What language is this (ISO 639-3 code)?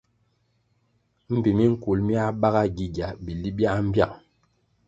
nmg